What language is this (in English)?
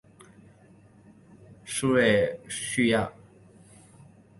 Chinese